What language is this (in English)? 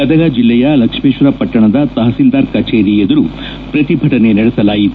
Kannada